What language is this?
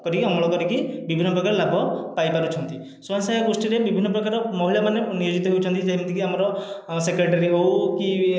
Odia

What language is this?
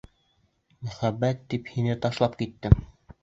Bashkir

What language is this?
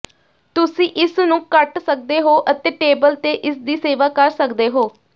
Punjabi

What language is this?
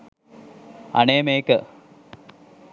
Sinhala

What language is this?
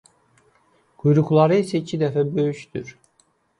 Azerbaijani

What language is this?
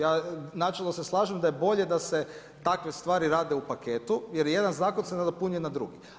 Croatian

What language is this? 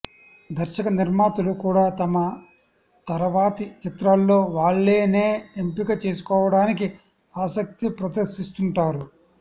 Telugu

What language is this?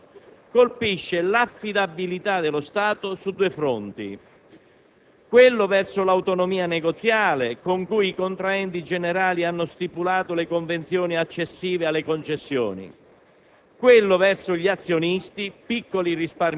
Italian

